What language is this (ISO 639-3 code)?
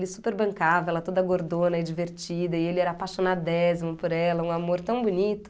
por